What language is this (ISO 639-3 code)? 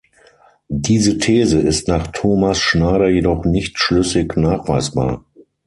deu